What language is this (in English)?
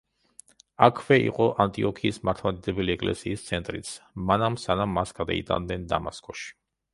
Georgian